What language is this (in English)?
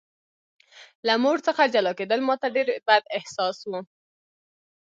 Pashto